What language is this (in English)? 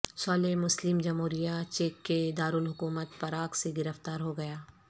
Urdu